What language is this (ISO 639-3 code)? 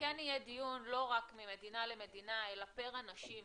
heb